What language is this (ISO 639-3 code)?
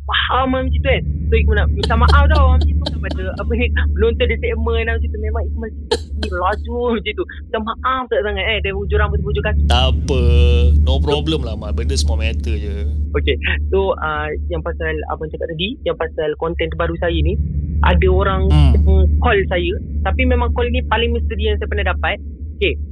msa